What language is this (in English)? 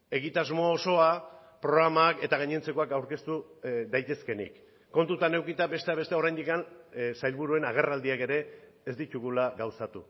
Basque